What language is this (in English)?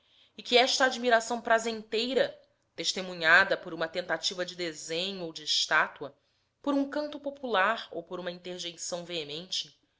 Portuguese